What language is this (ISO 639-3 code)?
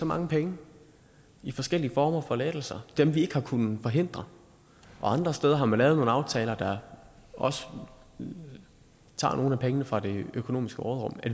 dan